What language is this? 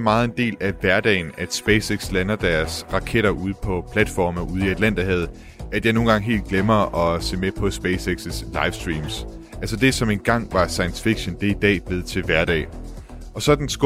Danish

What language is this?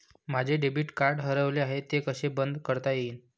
Marathi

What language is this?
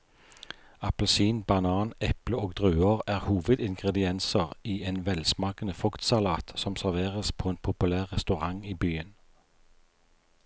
Norwegian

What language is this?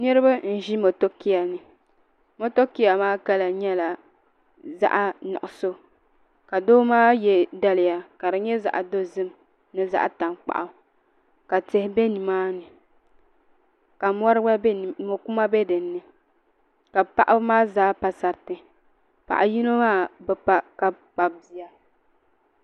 Dagbani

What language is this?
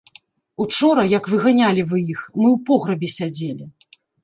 Belarusian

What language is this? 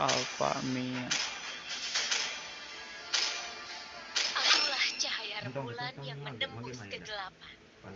Indonesian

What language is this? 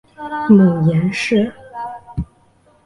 Chinese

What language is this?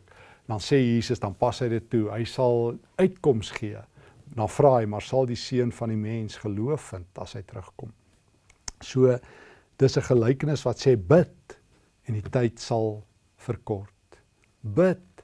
Dutch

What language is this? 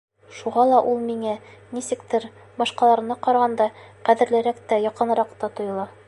Bashkir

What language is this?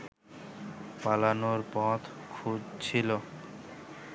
Bangla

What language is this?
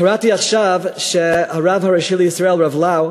Hebrew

